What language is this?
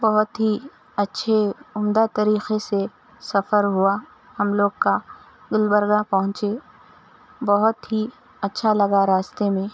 Urdu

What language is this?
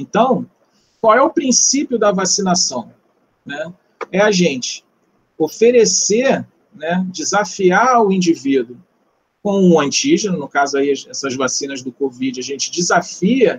Portuguese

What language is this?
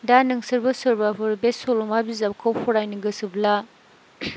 Bodo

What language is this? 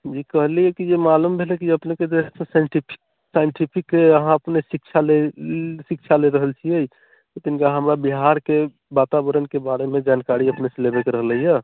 Maithili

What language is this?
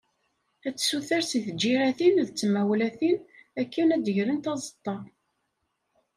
Kabyle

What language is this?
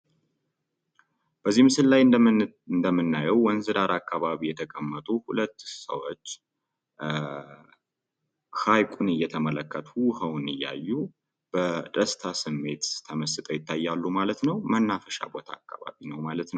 Amharic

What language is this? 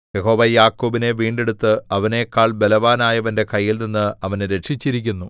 Malayalam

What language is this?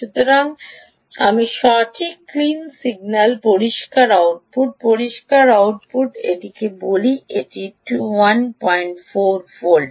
Bangla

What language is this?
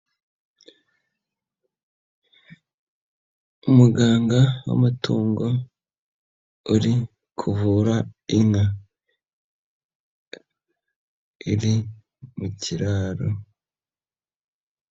Kinyarwanda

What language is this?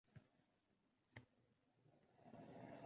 Uzbek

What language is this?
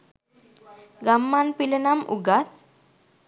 Sinhala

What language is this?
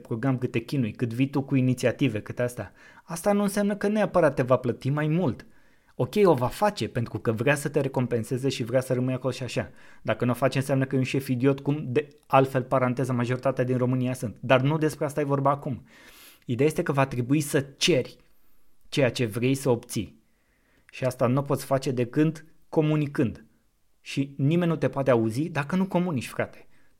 Romanian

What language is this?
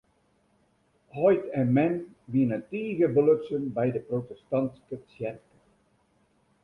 Western Frisian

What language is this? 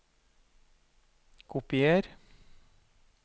Norwegian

